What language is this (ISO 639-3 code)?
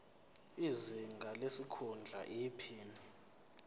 zul